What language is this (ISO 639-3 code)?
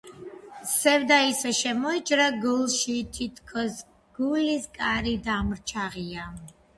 kat